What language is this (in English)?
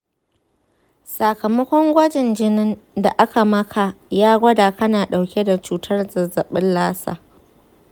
Hausa